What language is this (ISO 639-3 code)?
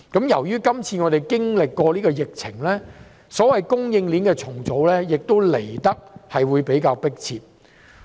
yue